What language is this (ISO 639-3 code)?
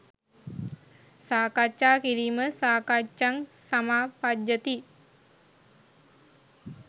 sin